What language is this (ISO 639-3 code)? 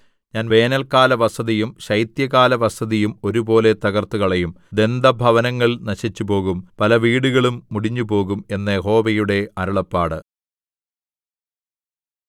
mal